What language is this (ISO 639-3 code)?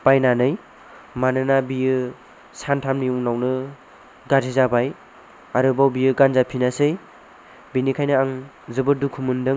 brx